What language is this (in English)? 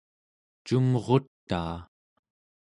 Central Yupik